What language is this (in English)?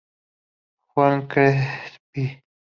Spanish